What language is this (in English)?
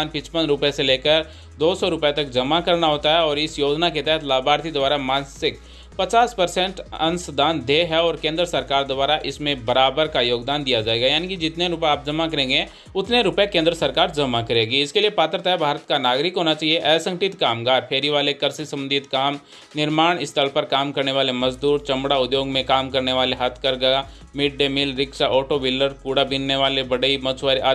Hindi